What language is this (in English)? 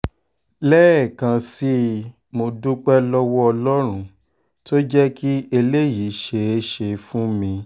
Yoruba